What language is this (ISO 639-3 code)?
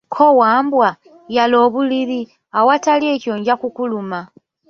lug